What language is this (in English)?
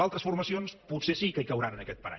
Catalan